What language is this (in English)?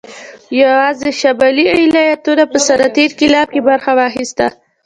Pashto